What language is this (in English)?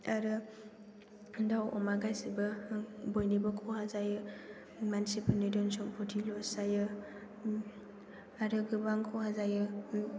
Bodo